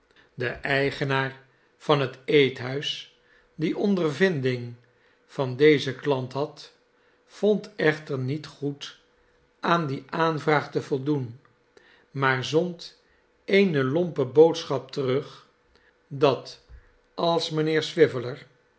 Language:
Dutch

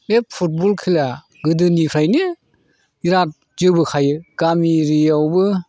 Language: Bodo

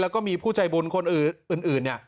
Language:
Thai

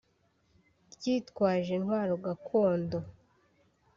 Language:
Kinyarwanda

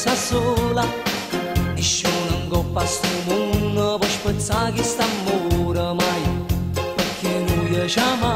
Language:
Romanian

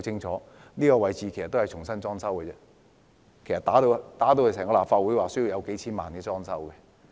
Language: Cantonese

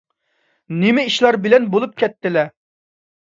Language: Uyghur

